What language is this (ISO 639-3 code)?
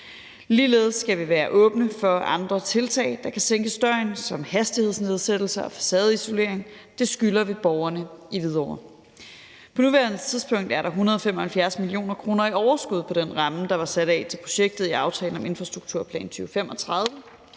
dan